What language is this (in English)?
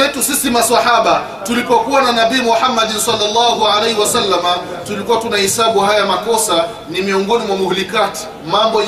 Swahili